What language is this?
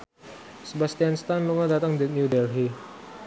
Javanese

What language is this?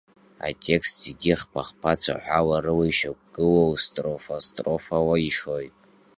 Abkhazian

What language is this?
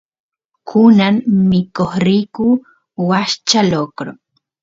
Santiago del Estero Quichua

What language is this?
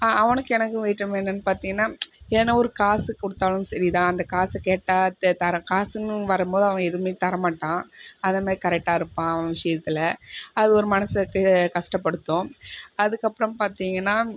Tamil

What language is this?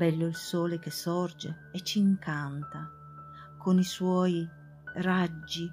Italian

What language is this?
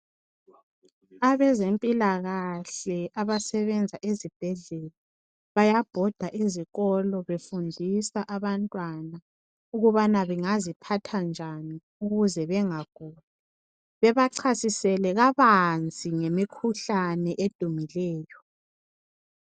North Ndebele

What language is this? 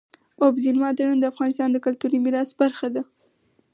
Pashto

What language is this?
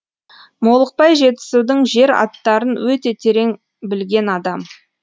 Kazakh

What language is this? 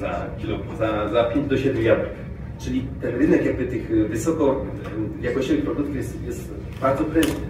Polish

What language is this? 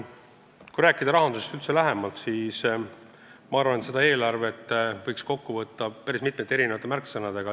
Estonian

